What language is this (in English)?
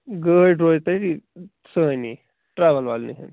Kashmiri